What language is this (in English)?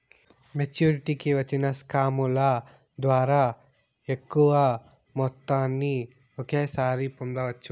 Telugu